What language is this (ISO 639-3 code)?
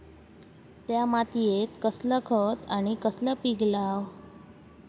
mar